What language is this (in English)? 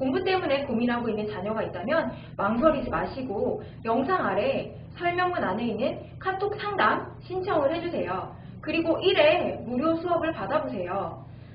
Korean